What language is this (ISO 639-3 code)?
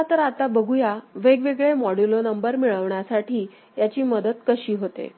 mar